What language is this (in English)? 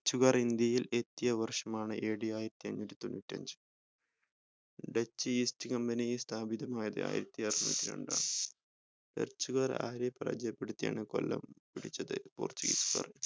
Malayalam